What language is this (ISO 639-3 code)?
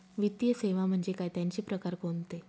mar